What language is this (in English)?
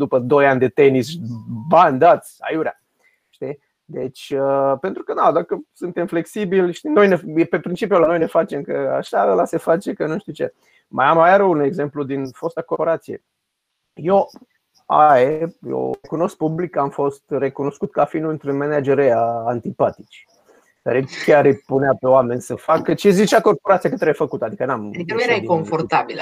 Romanian